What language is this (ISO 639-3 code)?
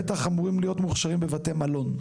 heb